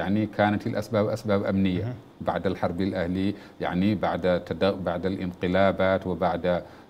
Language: Arabic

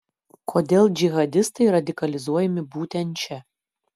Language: Lithuanian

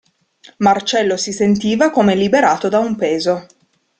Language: Italian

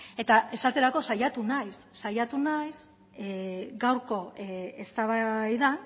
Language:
Basque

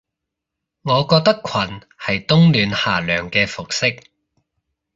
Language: Cantonese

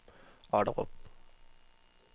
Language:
Danish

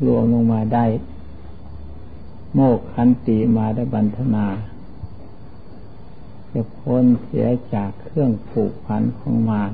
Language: Thai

